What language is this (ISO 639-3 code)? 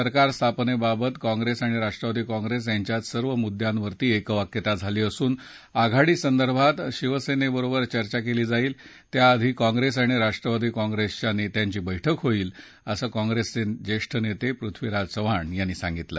mar